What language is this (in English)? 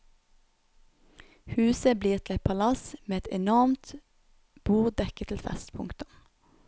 Norwegian